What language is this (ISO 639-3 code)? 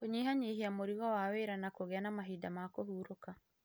kik